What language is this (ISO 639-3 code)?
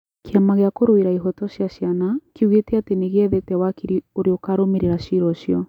kik